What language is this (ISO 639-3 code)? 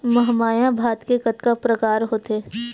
hne